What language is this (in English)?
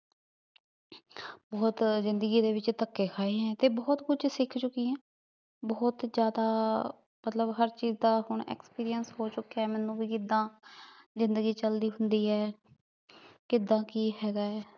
Punjabi